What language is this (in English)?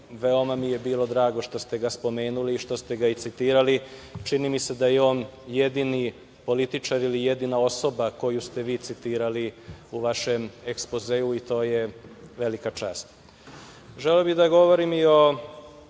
Serbian